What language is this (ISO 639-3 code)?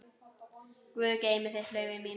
isl